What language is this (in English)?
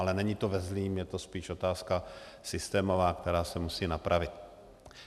Czech